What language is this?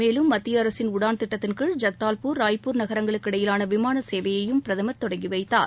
Tamil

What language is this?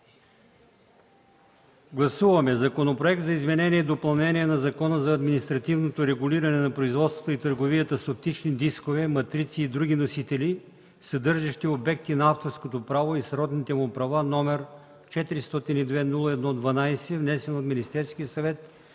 Bulgarian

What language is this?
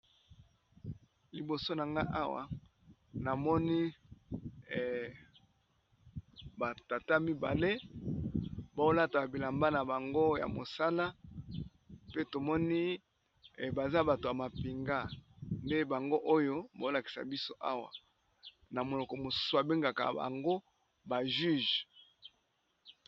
Lingala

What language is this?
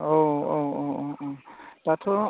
Bodo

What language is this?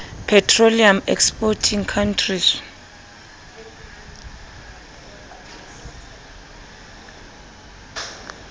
Southern Sotho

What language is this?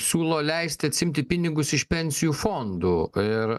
Lithuanian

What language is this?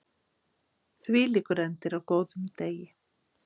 Icelandic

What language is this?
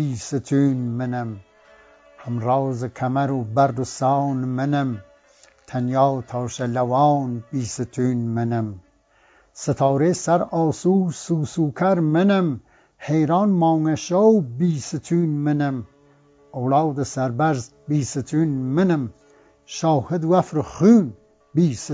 Persian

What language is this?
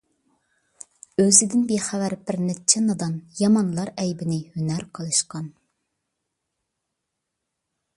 Uyghur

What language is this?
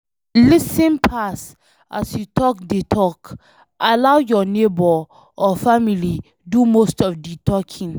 Nigerian Pidgin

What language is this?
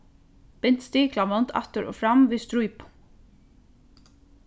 Faroese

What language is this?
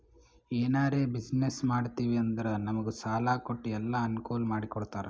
Kannada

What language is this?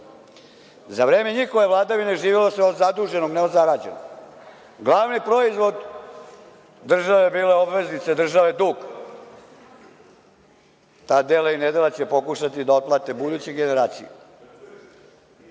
Serbian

